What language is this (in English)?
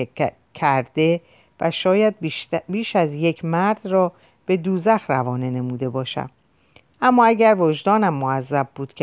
Persian